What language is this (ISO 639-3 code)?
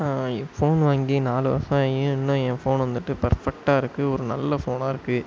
tam